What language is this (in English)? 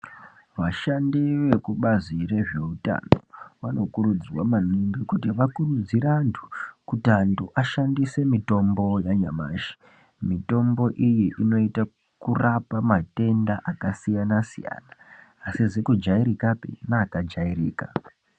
Ndau